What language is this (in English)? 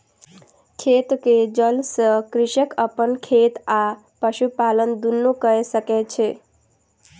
Maithili